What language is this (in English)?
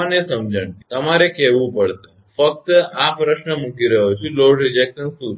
Gujarati